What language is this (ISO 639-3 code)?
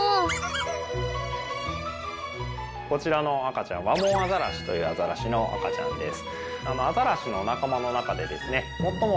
jpn